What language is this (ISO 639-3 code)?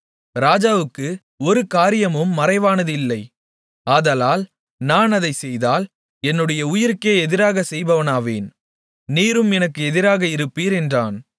tam